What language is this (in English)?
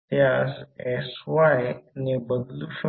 Marathi